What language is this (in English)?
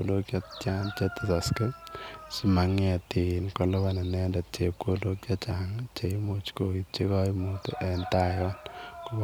Kalenjin